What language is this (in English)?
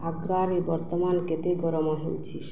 Odia